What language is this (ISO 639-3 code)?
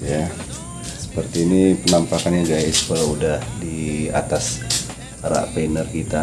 ind